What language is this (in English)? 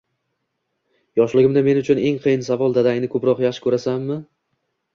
Uzbek